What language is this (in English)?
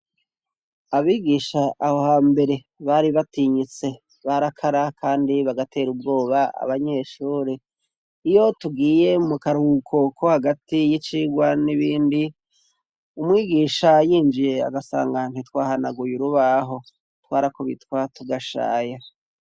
Rundi